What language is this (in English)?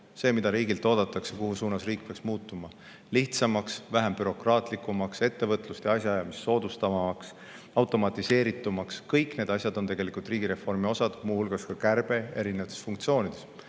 Estonian